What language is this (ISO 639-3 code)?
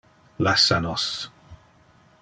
ina